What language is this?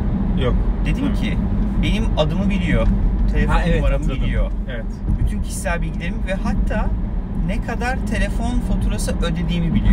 Turkish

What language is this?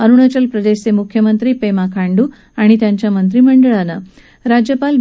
Marathi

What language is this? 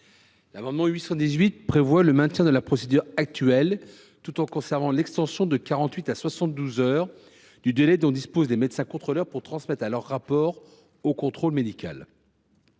French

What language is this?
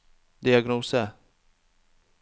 Norwegian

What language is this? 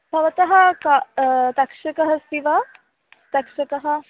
Sanskrit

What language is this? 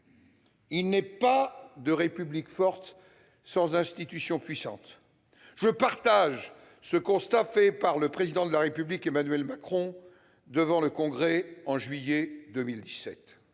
French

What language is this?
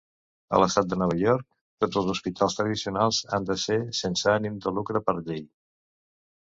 Catalan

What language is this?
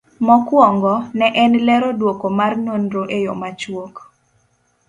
Luo (Kenya and Tanzania)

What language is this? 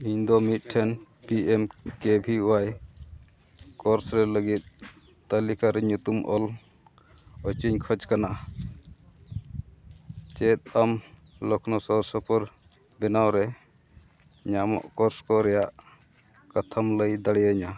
Santali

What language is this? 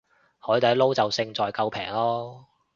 Cantonese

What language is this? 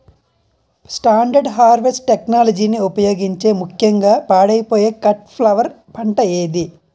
Telugu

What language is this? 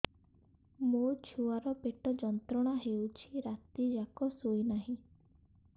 Odia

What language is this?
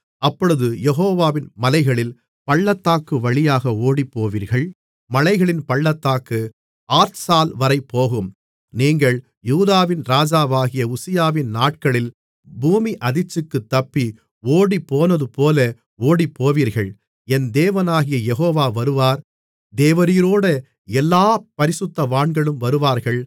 Tamil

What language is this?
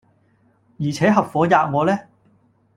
Cantonese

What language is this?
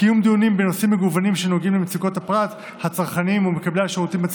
Hebrew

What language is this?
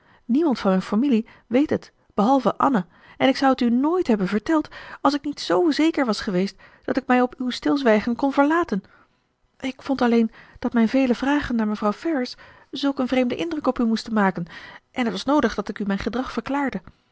Dutch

